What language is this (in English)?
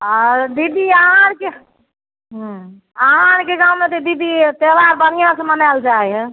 Maithili